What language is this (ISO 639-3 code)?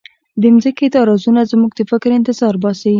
pus